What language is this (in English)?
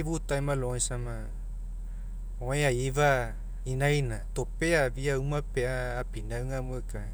Mekeo